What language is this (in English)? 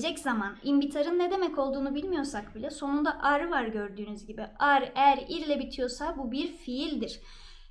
Turkish